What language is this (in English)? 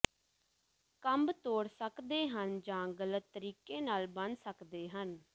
Punjabi